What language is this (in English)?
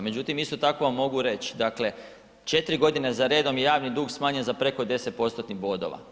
Croatian